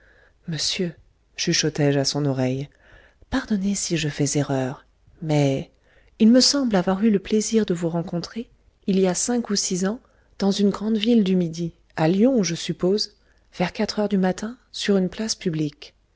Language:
French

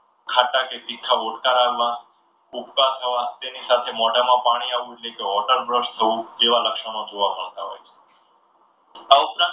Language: Gujarati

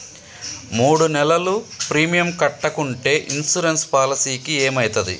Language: Telugu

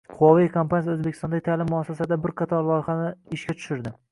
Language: Uzbek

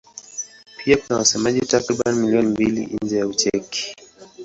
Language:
Swahili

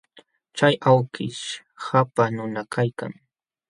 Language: Jauja Wanca Quechua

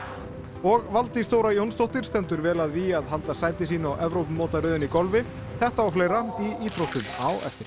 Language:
Icelandic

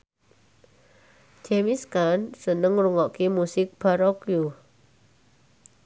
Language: Javanese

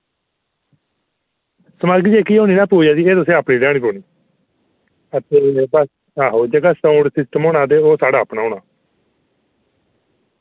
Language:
Dogri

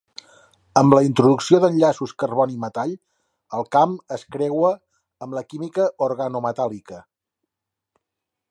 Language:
Catalan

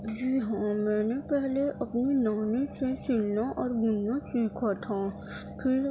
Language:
Urdu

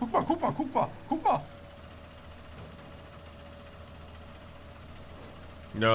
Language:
German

